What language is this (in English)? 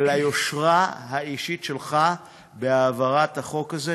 Hebrew